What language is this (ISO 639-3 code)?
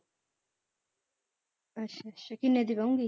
pan